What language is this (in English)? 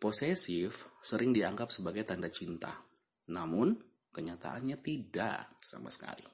Indonesian